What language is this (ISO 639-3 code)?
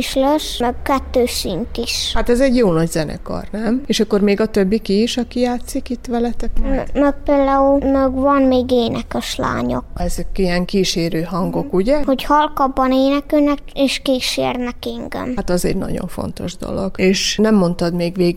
hun